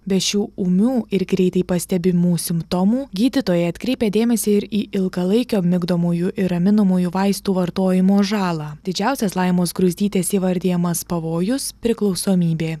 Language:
Lithuanian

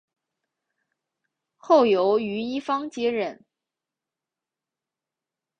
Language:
Chinese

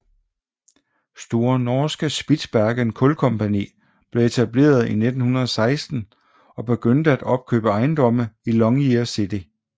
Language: Danish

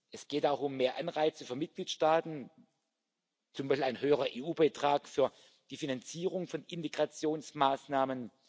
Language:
German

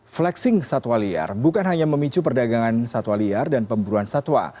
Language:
Indonesian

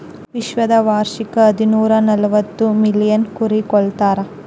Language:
Kannada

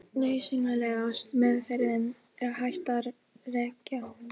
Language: Icelandic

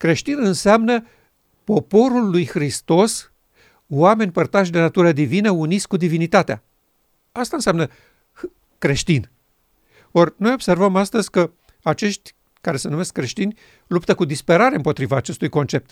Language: Romanian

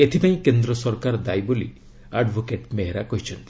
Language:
Odia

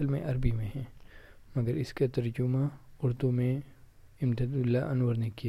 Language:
Urdu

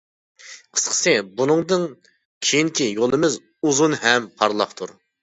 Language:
Uyghur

